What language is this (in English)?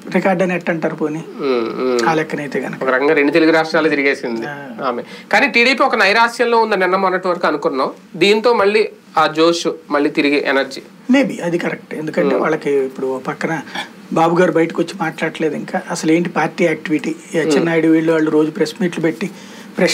Indonesian